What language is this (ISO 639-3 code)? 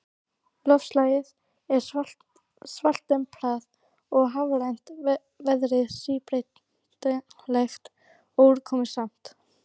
isl